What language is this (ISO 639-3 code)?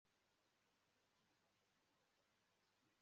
kin